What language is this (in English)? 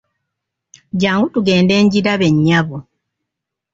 Ganda